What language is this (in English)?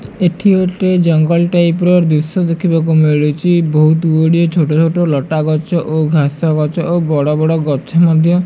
Odia